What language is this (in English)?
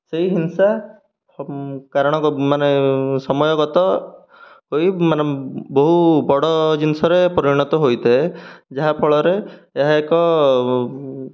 Odia